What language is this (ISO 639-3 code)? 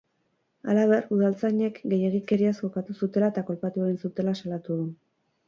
eus